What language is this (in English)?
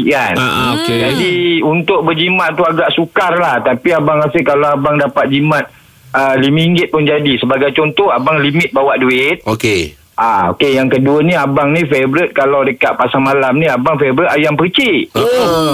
Malay